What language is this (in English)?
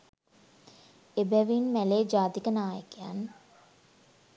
Sinhala